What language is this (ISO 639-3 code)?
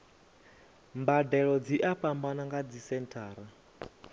ven